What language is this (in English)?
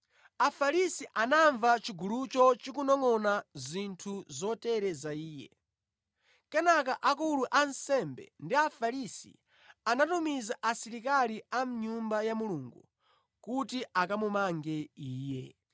Nyanja